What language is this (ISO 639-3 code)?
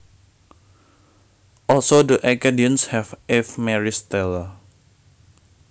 jav